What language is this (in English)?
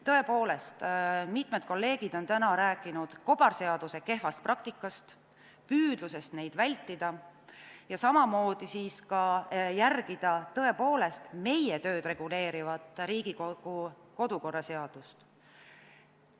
Estonian